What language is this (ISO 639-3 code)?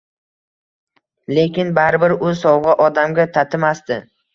uzb